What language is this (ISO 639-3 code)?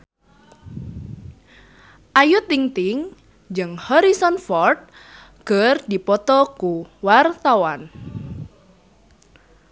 sun